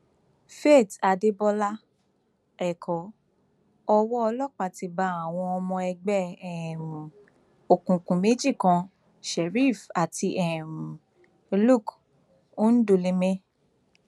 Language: Yoruba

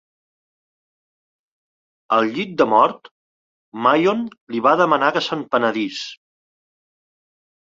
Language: Catalan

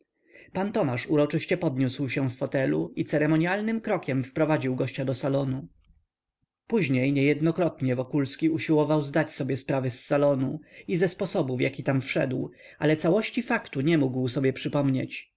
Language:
Polish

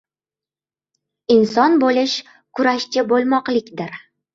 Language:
Uzbek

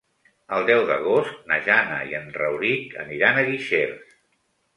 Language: Catalan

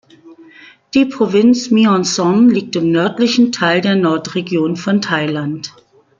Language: German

